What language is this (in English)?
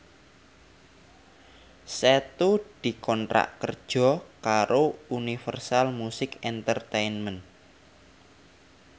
Javanese